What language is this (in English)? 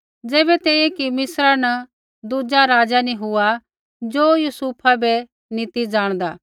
Kullu Pahari